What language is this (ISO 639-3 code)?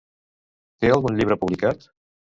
cat